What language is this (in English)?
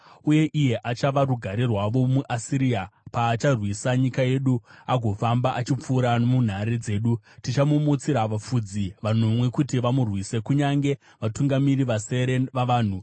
Shona